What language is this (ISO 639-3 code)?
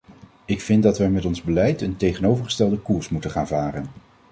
nld